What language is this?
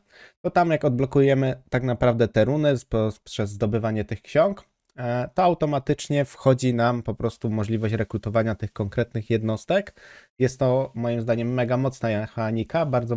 Polish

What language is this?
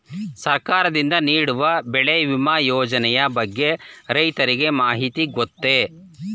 Kannada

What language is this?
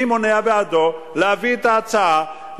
Hebrew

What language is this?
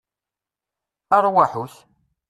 Kabyle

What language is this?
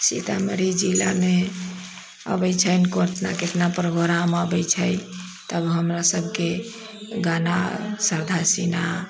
Maithili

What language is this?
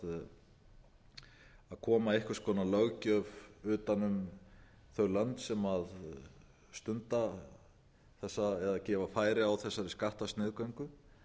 Icelandic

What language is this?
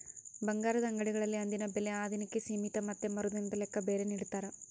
Kannada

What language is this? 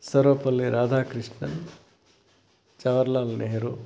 Kannada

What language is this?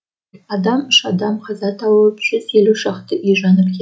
Kazakh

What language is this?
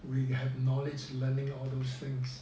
English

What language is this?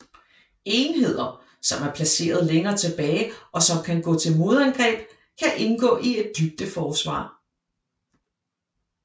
Danish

